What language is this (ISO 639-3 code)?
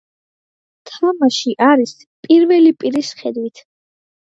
kat